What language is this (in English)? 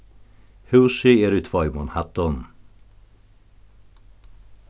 Faroese